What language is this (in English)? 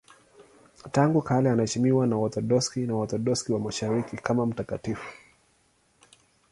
Swahili